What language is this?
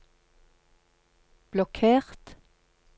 Norwegian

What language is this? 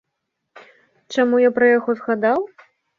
Belarusian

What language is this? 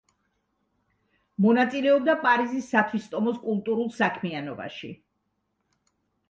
Georgian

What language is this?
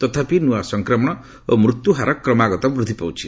Odia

